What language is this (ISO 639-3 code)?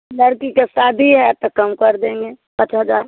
hin